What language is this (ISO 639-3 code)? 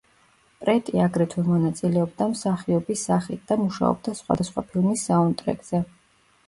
kat